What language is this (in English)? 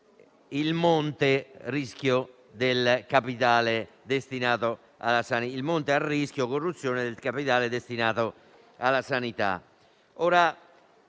Italian